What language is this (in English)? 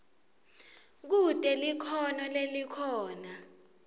Swati